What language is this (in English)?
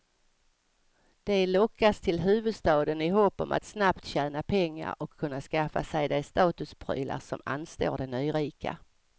Swedish